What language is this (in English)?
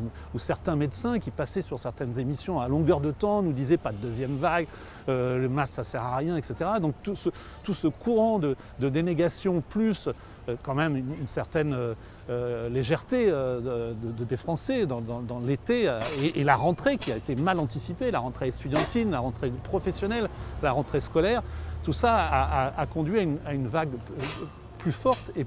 French